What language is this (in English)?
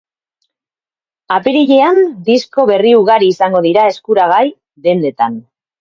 Basque